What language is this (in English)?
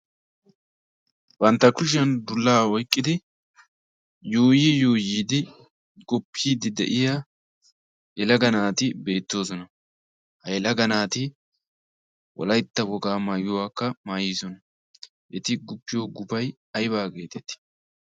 Wolaytta